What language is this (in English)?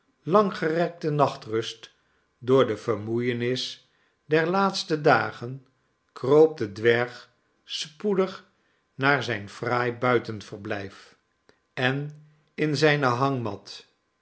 Dutch